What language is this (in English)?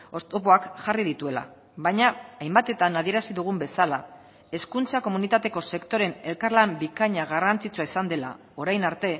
Basque